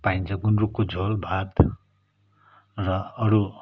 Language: Nepali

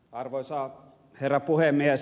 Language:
Finnish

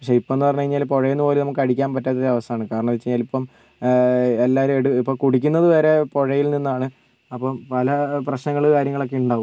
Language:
Malayalam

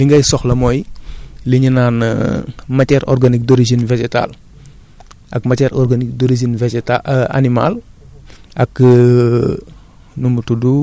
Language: Wolof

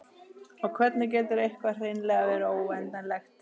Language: Icelandic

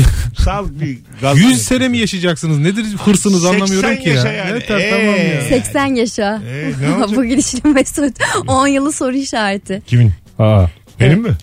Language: Turkish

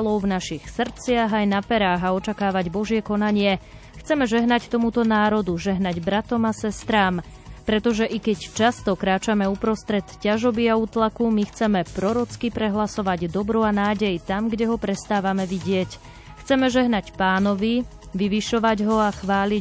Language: Slovak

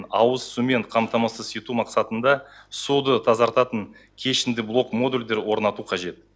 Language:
Kazakh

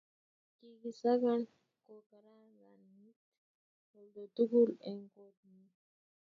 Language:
Kalenjin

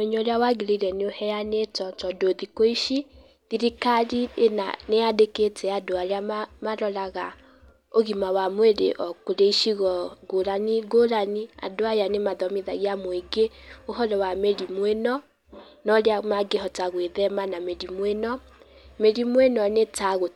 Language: Kikuyu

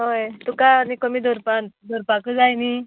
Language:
Konkani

